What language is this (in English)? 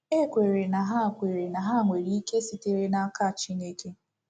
Igbo